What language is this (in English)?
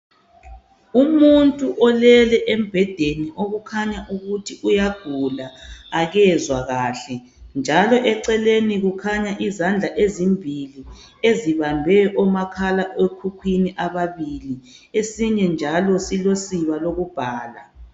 North Ndebele